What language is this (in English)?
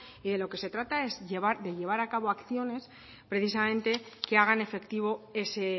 Spanish